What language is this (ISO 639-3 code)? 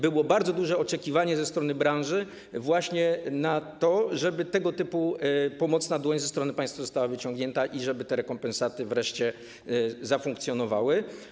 pol